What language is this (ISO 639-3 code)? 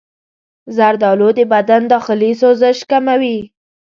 pus